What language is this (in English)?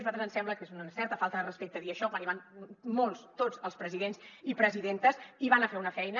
Catalan